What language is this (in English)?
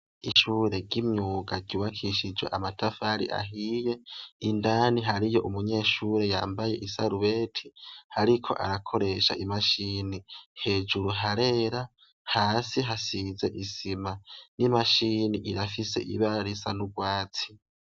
Rundi